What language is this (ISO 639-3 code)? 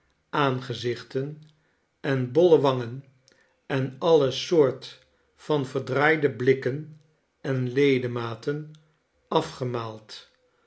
nld